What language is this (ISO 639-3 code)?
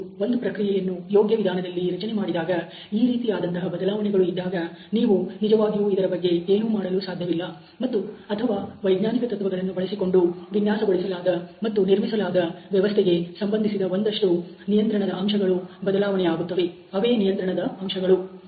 kan